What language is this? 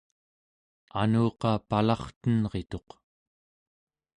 Central Yupik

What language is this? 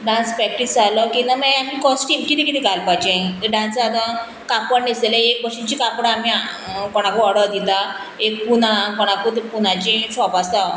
Konkani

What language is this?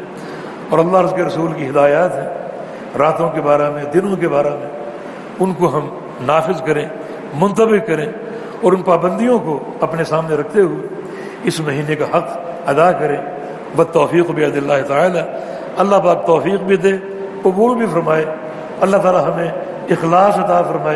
Urdu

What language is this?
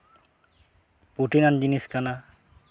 Santali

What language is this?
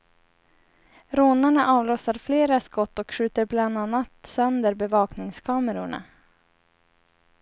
Swedish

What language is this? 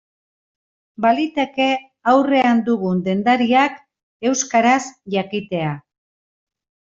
Basque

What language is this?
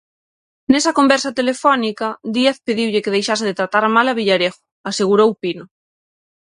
Galician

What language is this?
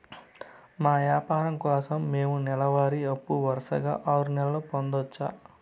Telugu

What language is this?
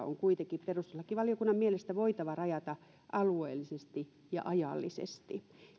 Finnish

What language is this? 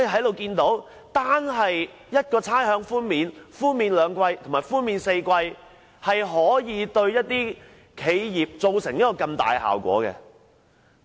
Cantonese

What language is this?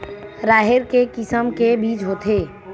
Chhattisgarhi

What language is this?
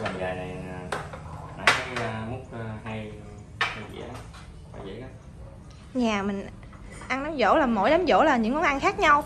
Vietnamese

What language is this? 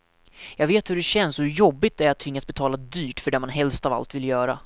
Swedish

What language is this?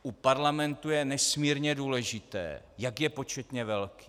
Czech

